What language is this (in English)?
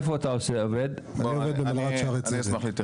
Hebrew